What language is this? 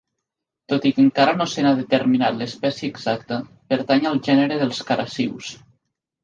Catalan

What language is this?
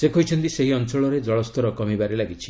Odia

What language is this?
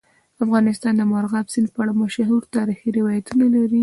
Pashto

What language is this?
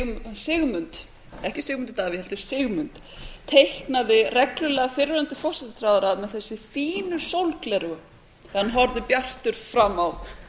Icelandic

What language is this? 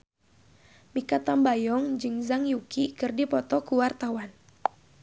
Sundanese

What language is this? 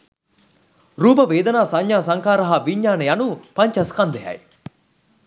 Sinhala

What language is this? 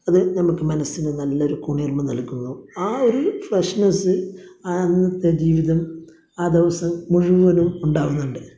Malayalam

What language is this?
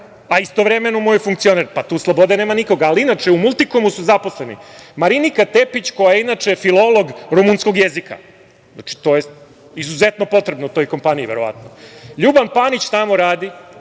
Serbian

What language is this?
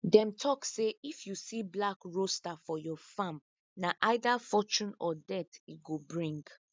Nigerian Pidgin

